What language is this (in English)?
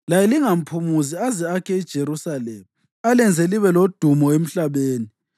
North Ndebele